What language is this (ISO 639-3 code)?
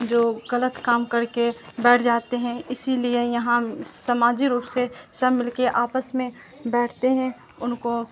urd